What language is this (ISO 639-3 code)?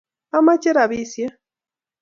kln